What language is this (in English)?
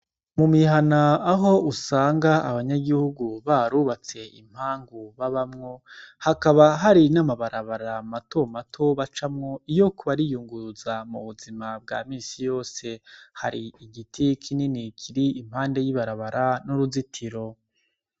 Rundi